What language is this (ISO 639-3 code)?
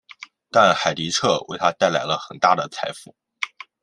zho